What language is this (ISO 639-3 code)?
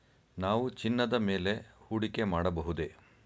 kan